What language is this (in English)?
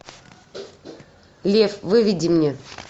Russian